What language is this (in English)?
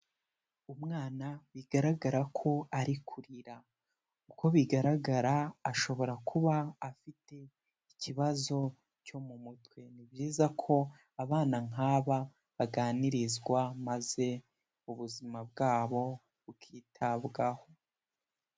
Kinyarwanda